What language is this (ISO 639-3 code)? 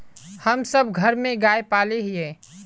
mag